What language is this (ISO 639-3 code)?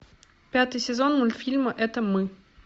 rus